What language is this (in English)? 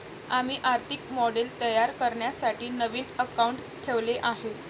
Marathi